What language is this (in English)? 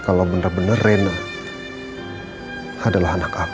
Indonesian